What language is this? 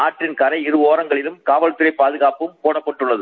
Tamil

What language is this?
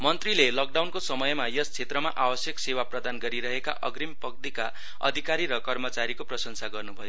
Nepali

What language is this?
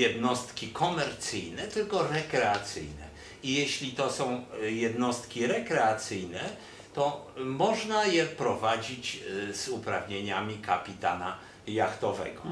Polish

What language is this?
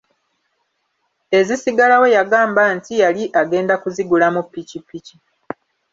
Ganda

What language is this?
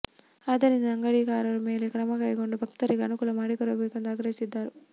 Kannada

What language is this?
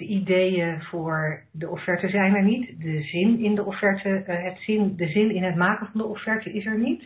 Dutch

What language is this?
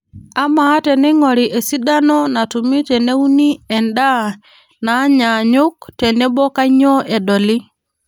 Masai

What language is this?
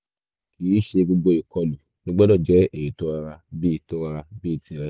Yoruba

